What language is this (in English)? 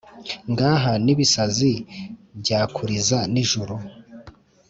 Kinyarwanda